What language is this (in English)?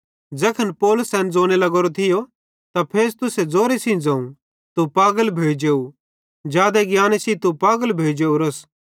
Bhadrawahi